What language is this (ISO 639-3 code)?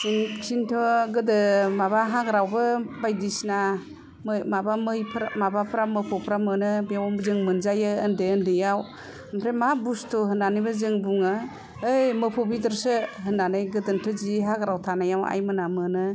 brx